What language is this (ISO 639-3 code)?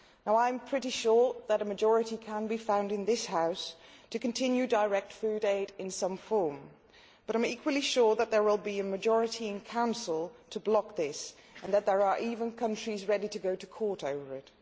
eng